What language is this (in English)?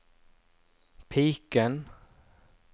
Norwegian